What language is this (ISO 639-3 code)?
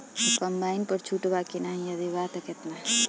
bho